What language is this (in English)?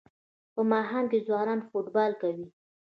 Pashto